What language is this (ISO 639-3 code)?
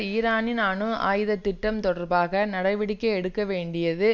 tam